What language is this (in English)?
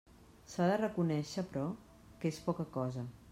Catalan